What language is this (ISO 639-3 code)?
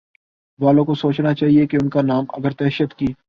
urd